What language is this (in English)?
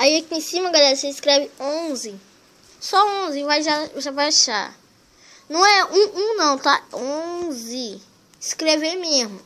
Portuguese